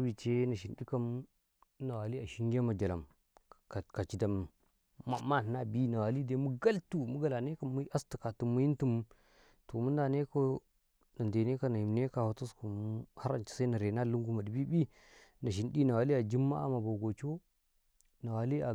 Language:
Karekare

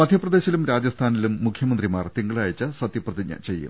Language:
Malayalam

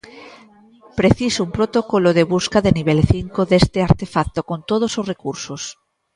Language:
Galician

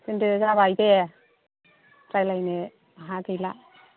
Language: Bodo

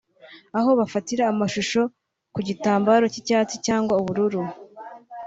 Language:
Kinyarwanda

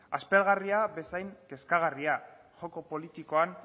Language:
Basque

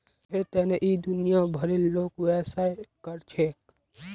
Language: Magahi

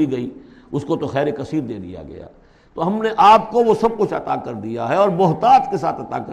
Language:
Urdu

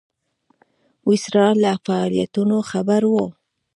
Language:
Pashto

